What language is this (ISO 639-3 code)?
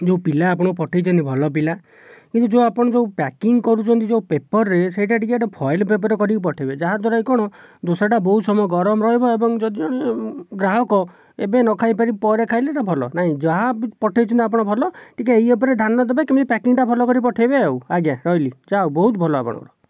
ori